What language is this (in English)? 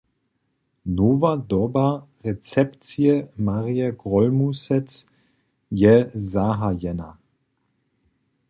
Upper Sorbian